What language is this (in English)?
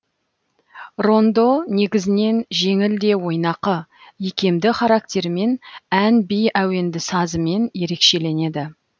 Kazakh